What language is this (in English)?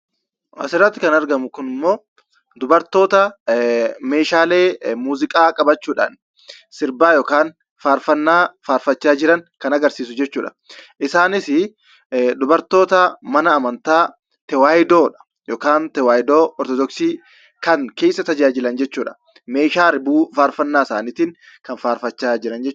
Oromo